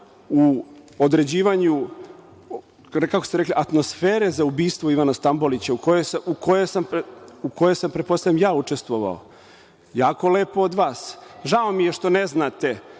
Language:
Serbian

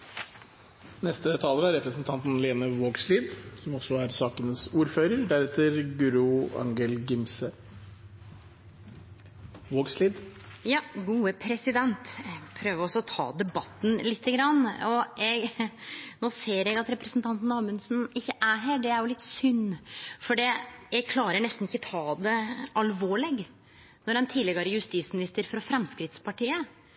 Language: Norwegian Nynorsk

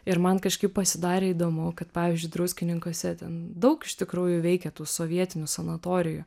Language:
Lithuanian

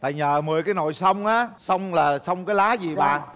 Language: Vietnamese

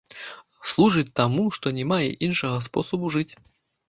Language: Belarusian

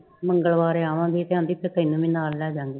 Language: Punjabi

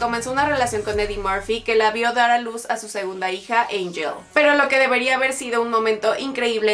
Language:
Spanish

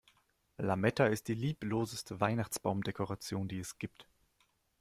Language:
German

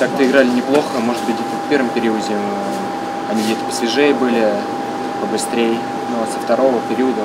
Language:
Russian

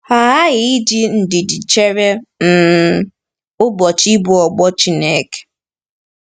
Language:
Igbo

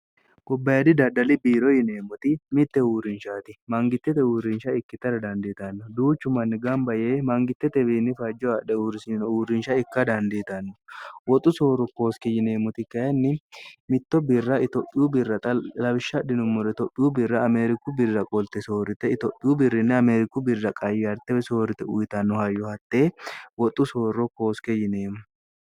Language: Sidamo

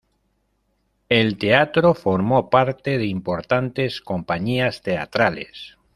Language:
Spanish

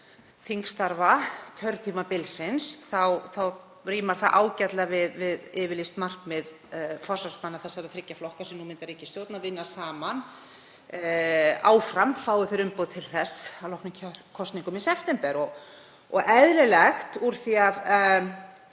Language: Icelandic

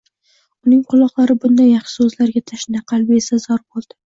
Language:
Uzbek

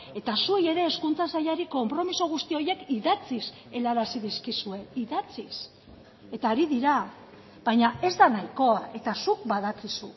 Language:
Basque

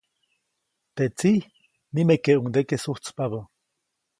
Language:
Copainalá Zoque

